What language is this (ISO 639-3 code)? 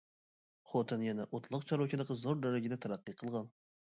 uig